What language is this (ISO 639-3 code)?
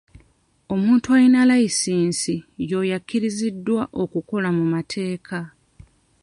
lug